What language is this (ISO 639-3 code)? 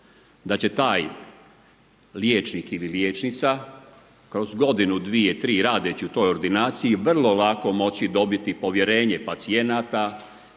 hrv